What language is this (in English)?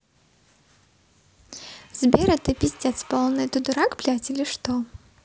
Russian